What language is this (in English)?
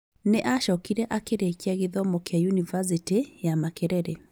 Kikuyu